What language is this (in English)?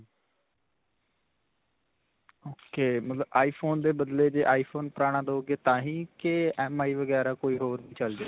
Punjabi